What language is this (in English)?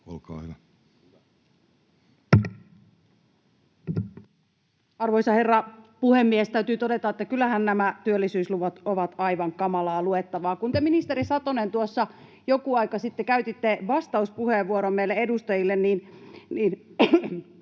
Finnish